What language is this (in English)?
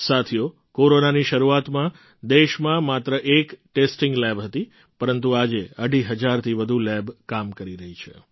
Gujarati